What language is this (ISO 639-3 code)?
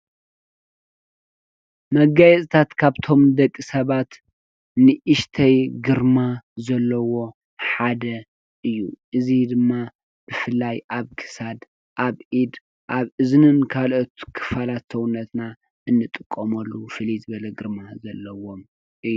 tir